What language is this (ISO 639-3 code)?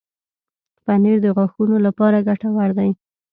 pus